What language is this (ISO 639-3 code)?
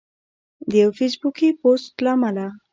pus